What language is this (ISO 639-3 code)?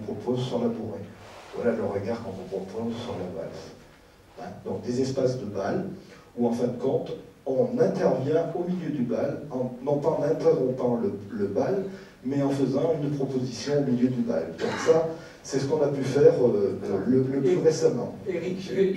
fra